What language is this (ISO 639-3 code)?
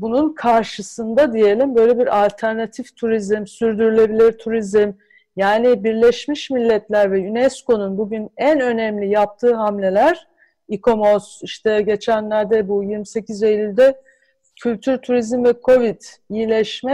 tur